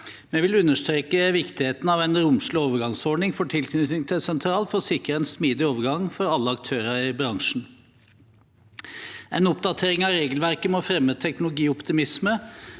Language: Norwegian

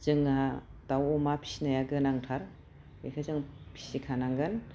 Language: Bodo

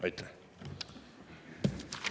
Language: Estonian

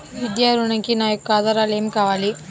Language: Telugu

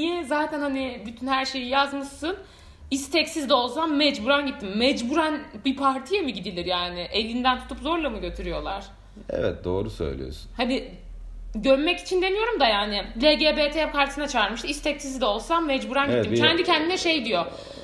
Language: Turkish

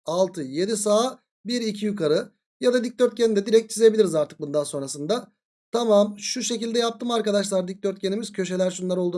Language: Turkish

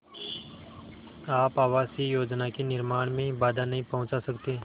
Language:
Hindi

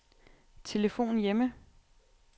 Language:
Danish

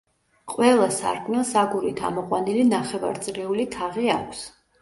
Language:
Georgian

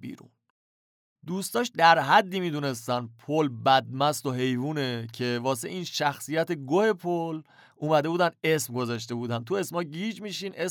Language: Persian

